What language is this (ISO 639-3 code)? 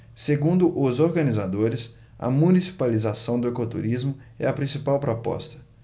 por